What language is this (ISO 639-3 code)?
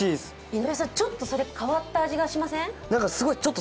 jpn